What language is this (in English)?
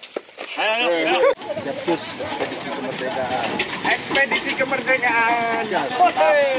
Indonesian